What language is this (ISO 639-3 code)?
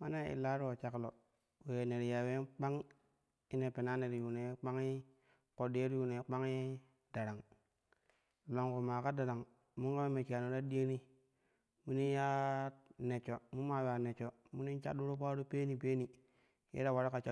kuh